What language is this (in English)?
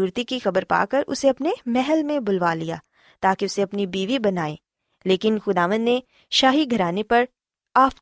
Urdu